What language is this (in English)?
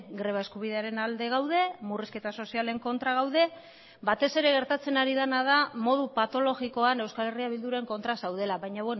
Basque